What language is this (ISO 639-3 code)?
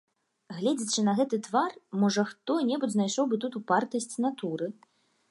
bel